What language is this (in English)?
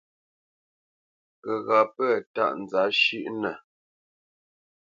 Bamenyam